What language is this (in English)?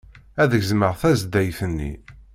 Kabyle